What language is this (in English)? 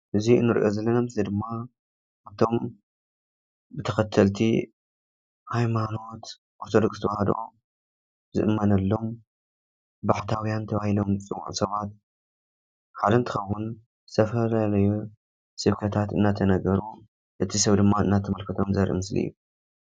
Tigrinya